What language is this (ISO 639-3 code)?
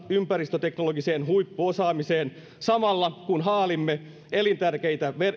fin